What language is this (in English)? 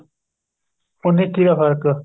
Punjabi